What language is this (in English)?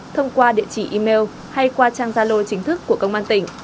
Vietnamese